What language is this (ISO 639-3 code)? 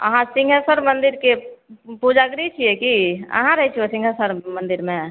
mai